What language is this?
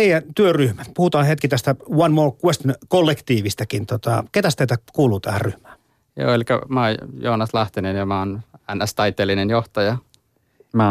Finnish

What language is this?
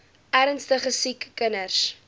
Afrikaans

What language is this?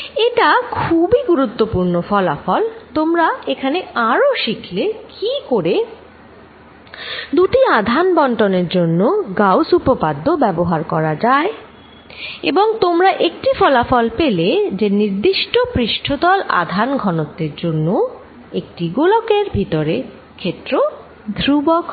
Bangla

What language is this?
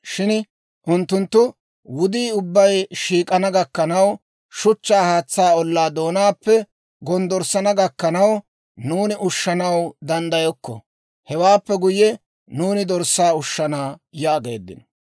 Dawro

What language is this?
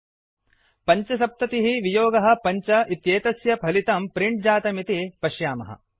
Sanskrit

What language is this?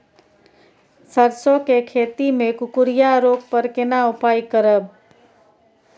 Maithili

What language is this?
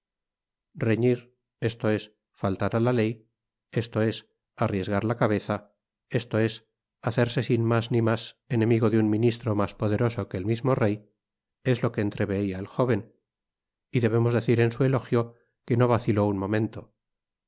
Spanish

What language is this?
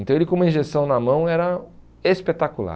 Portuguese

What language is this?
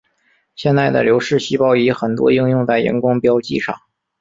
Chinese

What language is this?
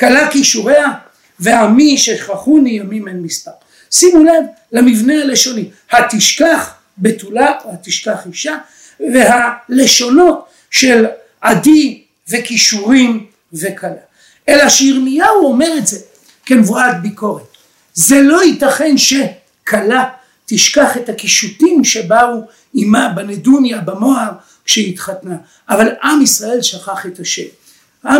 Hebrew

